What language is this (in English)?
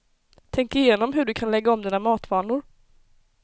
Swedish